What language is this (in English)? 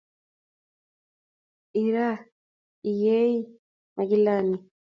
Kalenjin